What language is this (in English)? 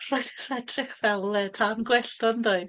Welsh